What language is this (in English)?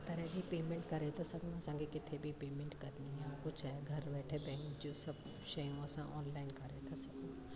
Sindhi